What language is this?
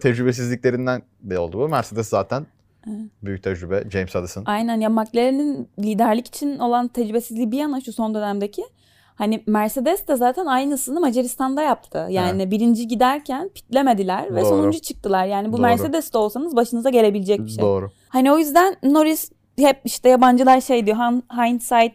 Turkish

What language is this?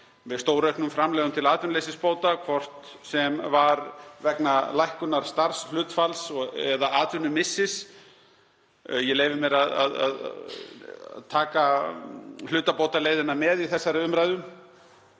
Icelandic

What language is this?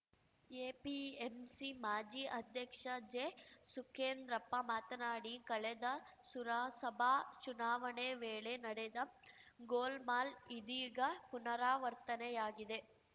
Kannada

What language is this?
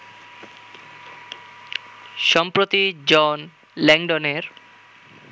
Bangla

